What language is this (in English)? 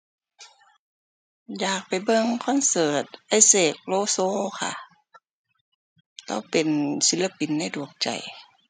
Thai